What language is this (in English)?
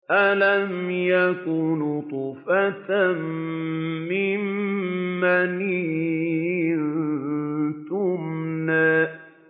Arabic